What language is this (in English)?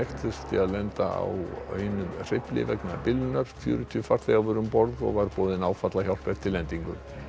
Icelandic